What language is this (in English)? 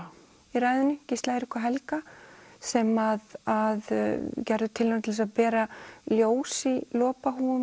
Icelandic